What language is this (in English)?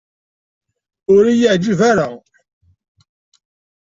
Kabyle